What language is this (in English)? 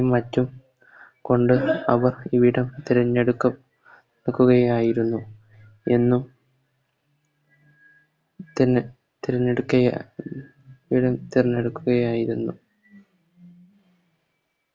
Malayalam